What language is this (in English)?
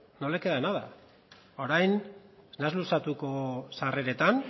Basque